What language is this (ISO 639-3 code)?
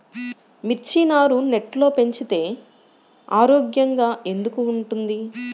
tel